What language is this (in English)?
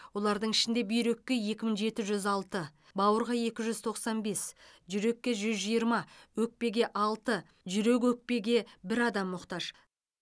Kazakh